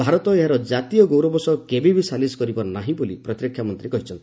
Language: Odia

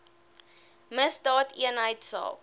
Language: Afrikaans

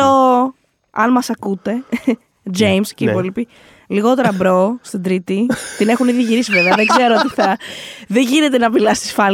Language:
Greek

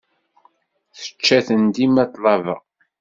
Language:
Kabyle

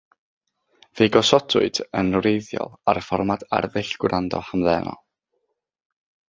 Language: Welsh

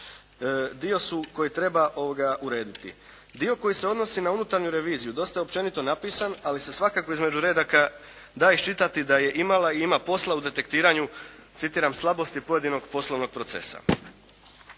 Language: Croatian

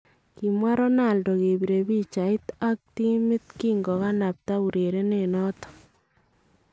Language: Kalenjin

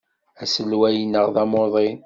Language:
Kabyle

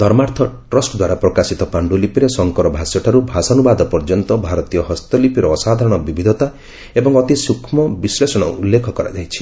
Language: Odia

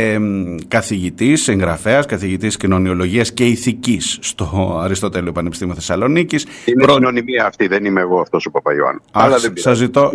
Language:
Greek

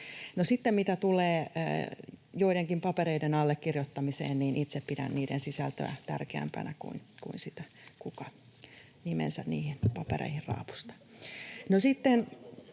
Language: Finnish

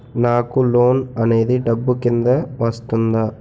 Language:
Telugu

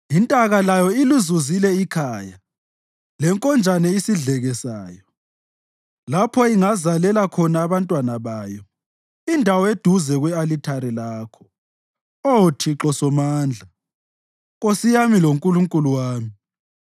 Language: North Ndebele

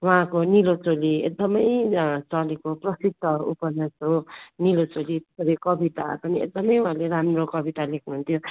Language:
Nepali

